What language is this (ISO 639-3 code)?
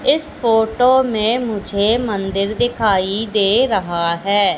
hin